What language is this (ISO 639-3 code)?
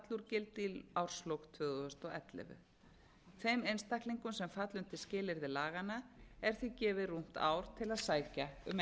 isl